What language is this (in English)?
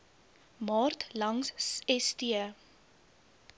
Afrikaans